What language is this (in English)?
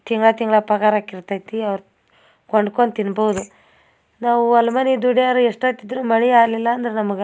Kannada